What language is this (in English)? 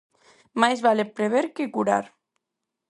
Galician